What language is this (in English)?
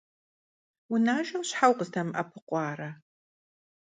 Kabardian